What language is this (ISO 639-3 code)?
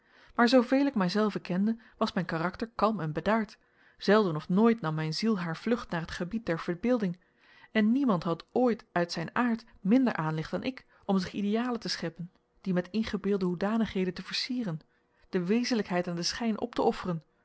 nld